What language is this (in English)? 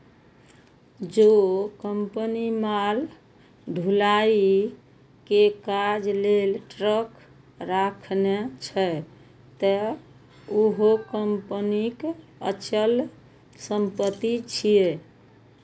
Maithili